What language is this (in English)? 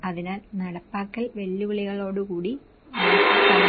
Malayalam